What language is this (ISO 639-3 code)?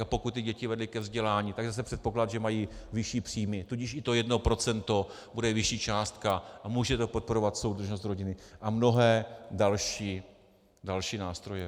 ces